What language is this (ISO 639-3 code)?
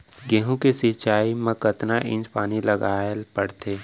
hne